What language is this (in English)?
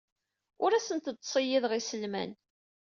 Kabyle